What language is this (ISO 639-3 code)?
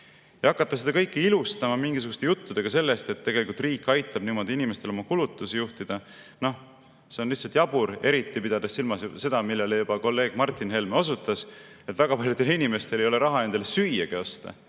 est